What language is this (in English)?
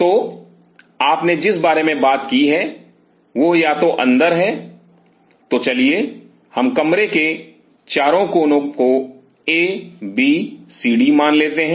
Hindi